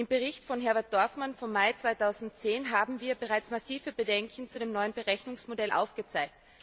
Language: German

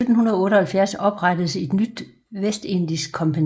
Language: Danish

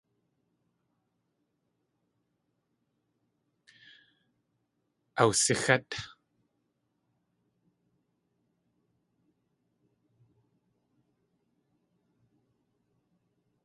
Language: Tlingit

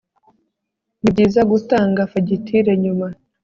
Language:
Kinyarwanda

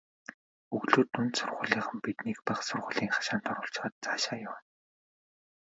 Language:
Mongolian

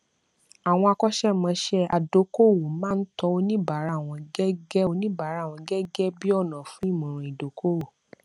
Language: Yoruba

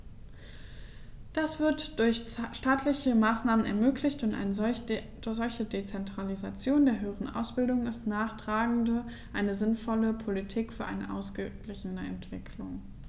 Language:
German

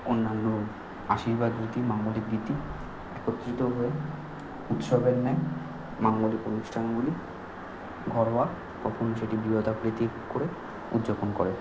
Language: Bangla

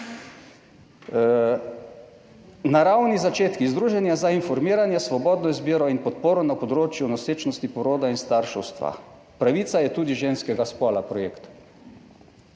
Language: Slovenian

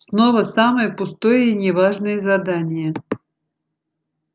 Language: Russian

